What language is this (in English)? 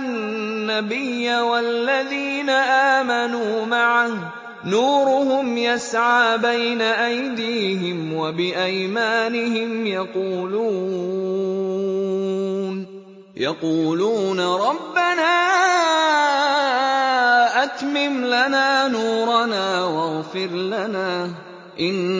Arabic